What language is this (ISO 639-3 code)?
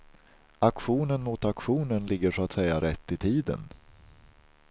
swe